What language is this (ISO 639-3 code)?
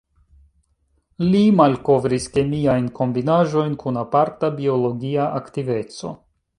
epo